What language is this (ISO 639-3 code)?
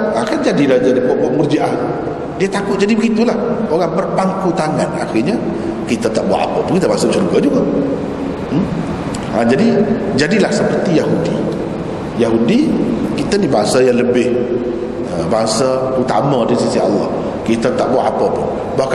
msa